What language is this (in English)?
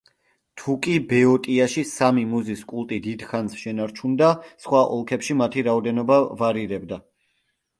Georgian